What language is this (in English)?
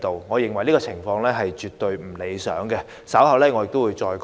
Cantonese